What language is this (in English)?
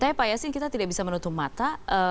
Indonesian